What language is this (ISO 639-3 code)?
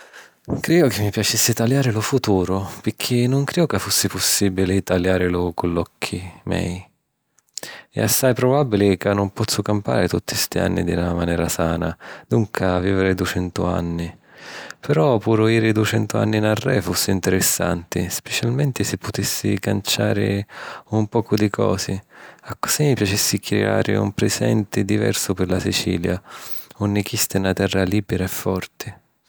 scn